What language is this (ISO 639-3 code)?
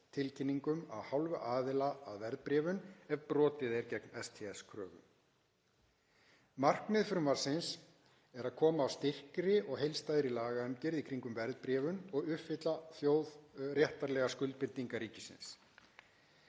isl